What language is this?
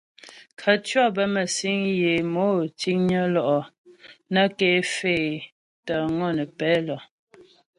Ghomala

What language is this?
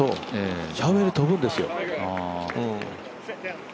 Japanese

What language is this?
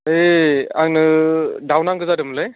Bodo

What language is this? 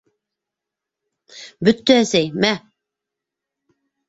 Bashkir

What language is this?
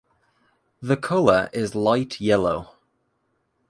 English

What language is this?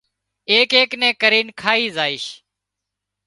Wadiyara Koli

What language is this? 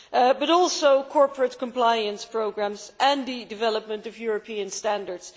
English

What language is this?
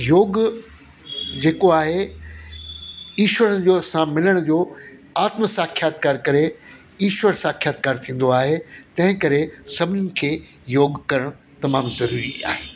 Sindhi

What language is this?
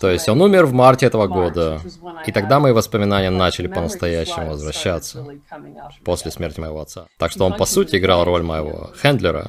Russian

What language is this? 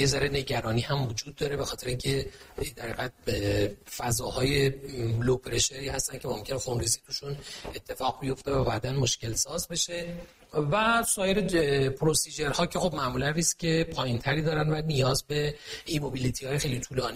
Persian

